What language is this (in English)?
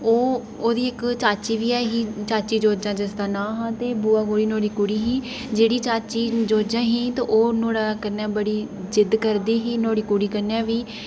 Dogri